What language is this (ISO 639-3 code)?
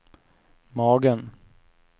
swe